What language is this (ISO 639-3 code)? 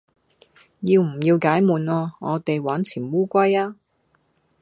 yue